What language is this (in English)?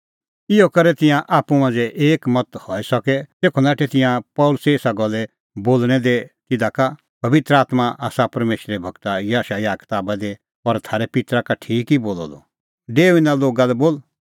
Kullu Pahari